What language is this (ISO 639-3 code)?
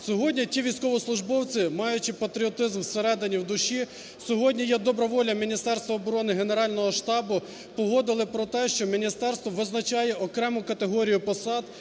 ukr